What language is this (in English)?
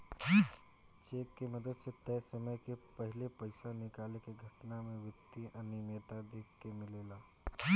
Bhojpuri